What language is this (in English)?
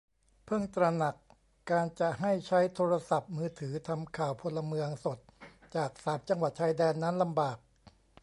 Thai